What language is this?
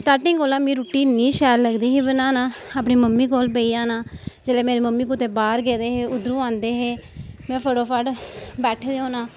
Dogri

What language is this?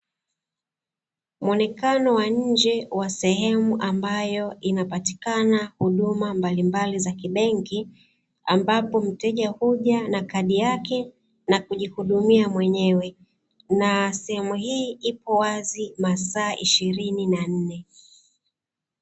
Swahili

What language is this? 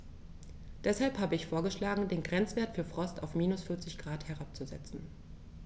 German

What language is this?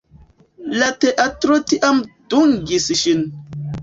Esperanto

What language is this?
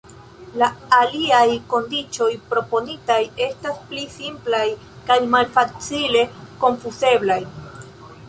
Esperanto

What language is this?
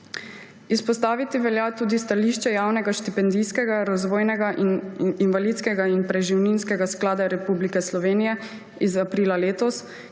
Slovenian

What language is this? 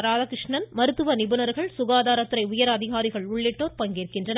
Tamil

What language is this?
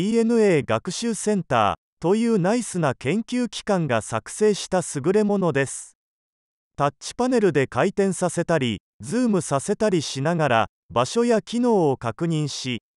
Japanese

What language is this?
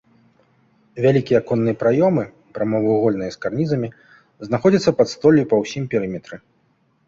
Belarusian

